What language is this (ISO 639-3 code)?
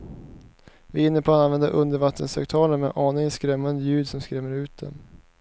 swe